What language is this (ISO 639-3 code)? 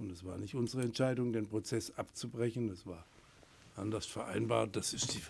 deu